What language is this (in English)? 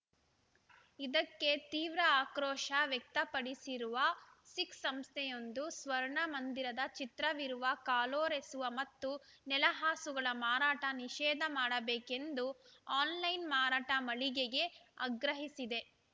Kannada